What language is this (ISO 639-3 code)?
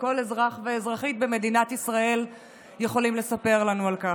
heb